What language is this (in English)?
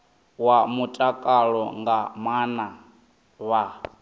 Venda